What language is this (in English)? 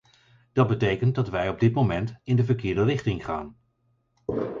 Dutch